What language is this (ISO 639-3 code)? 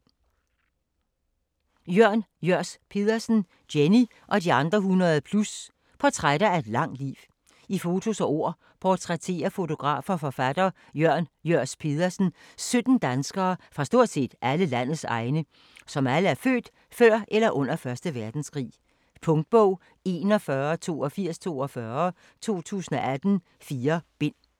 dan